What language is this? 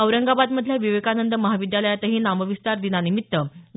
Marathi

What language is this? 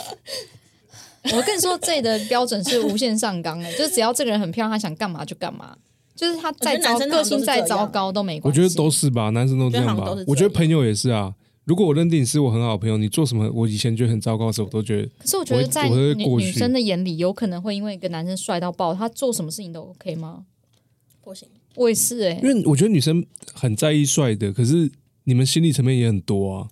Chinese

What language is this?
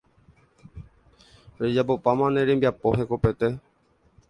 Guarani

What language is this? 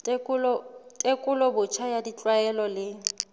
Southern Sotho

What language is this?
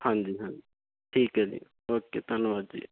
Punjabi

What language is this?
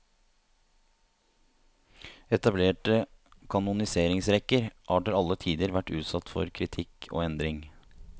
Norwegian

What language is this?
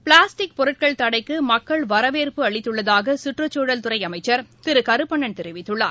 Tamil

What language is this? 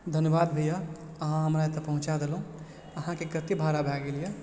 Maithili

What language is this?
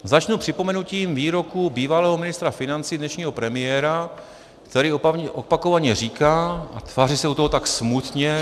Czech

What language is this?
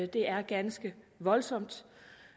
Danish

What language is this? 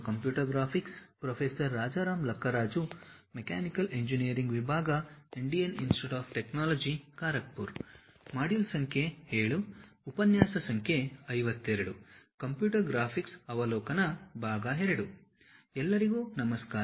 Kannada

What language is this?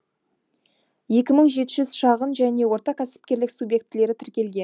Kazakh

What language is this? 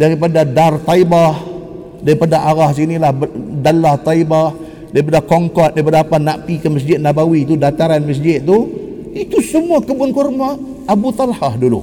Malay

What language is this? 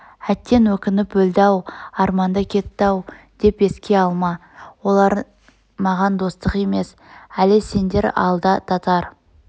Kazakh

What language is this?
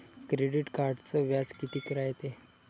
Marathi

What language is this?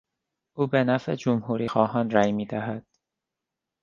Persian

